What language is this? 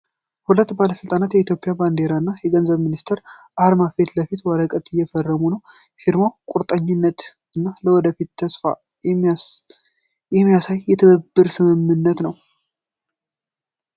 Amharic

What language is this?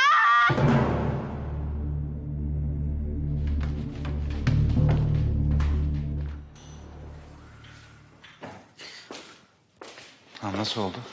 Turkish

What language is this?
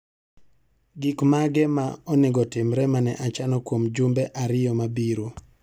Luo (Kenya and Tanzania)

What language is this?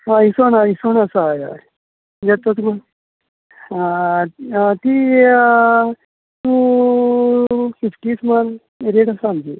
Konkani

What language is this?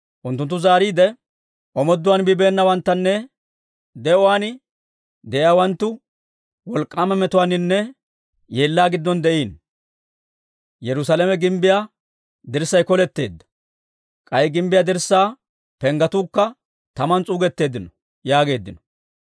Dawro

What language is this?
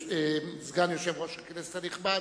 Hebrew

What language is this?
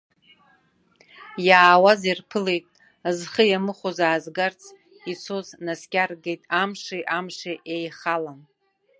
Abkhazian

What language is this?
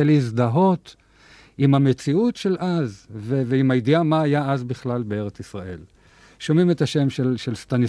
Hebrew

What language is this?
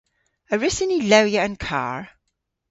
Cornish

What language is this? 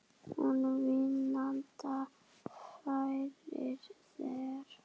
Icelandic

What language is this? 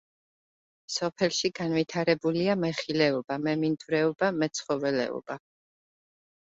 Georgian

